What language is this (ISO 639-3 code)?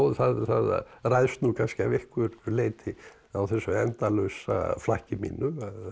isl